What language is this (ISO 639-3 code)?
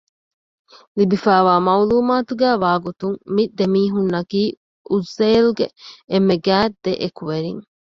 div